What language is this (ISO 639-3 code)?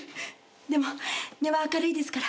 jpn